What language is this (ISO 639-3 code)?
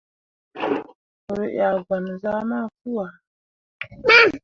mua